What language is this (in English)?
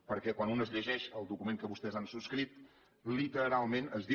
Catalan